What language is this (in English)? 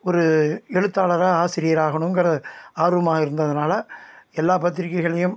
Tamil